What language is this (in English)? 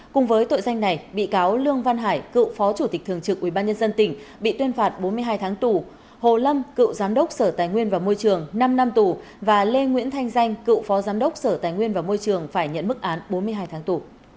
Vietnamese